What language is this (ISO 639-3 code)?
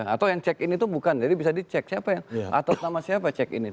ind